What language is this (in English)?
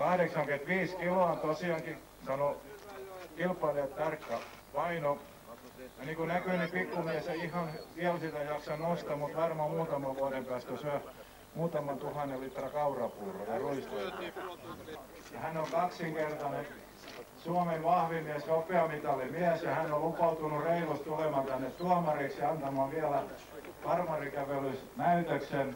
Finnish